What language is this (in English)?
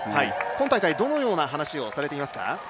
Japanese